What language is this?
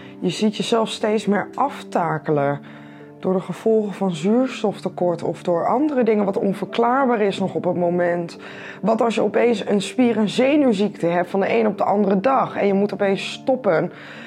Dutch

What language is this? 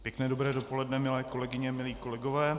Czech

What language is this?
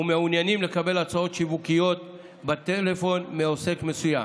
Hebrew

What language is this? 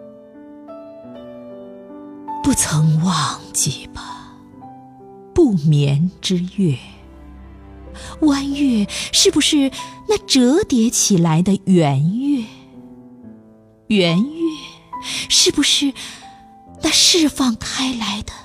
Chinese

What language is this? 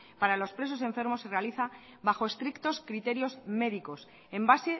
Spanish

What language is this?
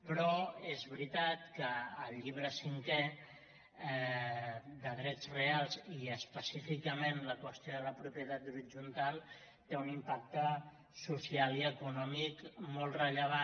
Catalan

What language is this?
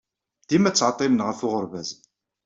Kabyle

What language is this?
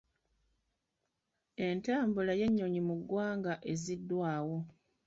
Ganda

